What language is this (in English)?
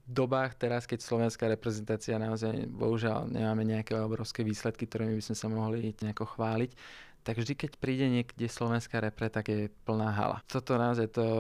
Slovak